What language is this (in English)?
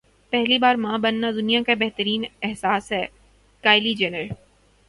Urdu